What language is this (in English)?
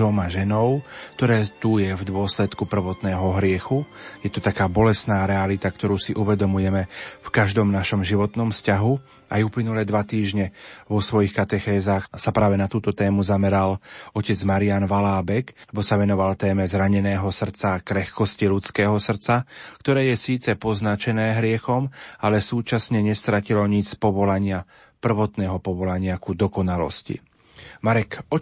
Slovak